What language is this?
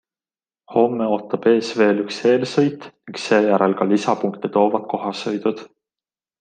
Estonian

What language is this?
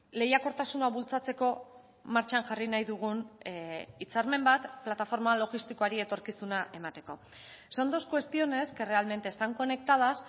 Basque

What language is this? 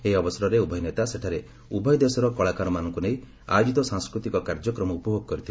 Odia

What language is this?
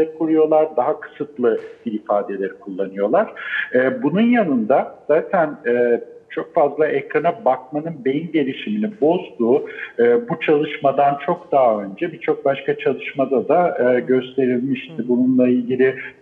Turkish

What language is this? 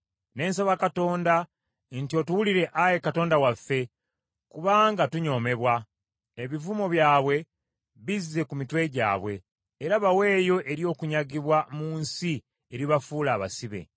Ganda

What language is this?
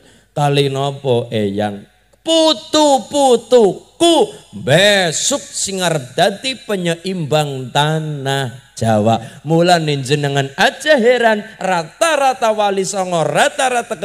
Indonesian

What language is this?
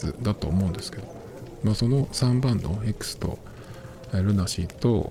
Japanese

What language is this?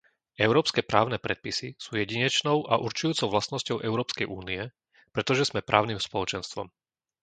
Slovak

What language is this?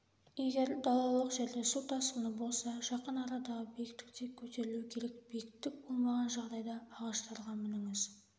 Kazakh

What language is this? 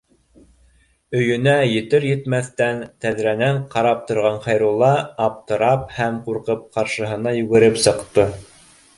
Bashkir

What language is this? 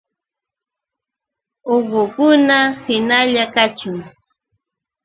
Yauyos Quechua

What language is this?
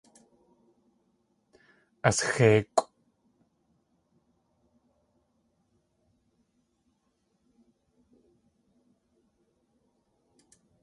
Tlingit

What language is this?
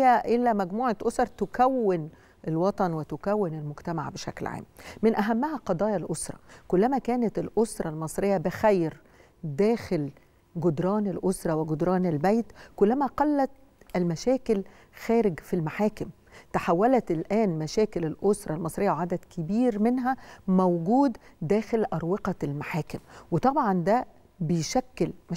Arabic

